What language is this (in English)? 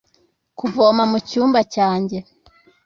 Kinyarwanda